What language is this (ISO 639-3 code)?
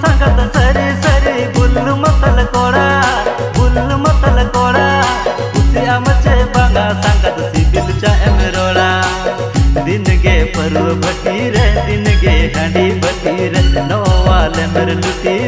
ind